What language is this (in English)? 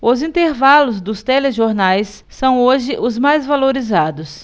Portuguese